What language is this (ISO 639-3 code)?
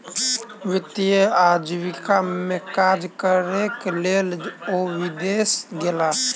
mai